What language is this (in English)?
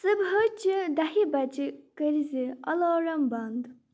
Kashmiri